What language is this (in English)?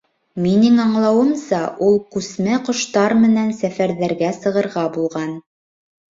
Bashkir